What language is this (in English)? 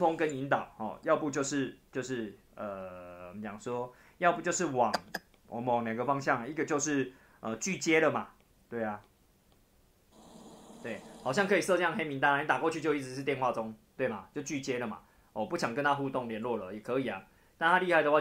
Chinese